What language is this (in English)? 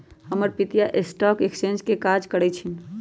Magahi